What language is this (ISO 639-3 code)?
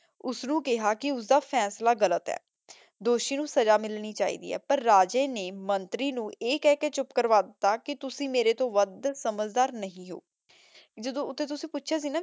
pan